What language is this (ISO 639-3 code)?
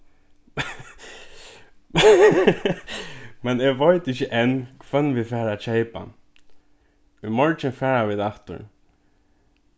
fao